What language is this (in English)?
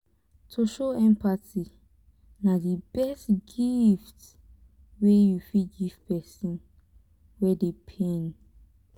Nigerian Pidgin